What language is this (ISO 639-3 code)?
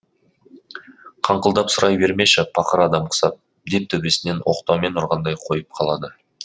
kaz